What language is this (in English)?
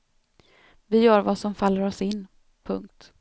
Swedish